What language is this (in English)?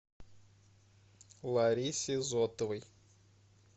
Russian